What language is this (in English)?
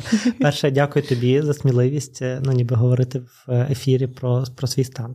Ukrainian